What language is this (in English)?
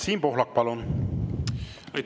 Estonian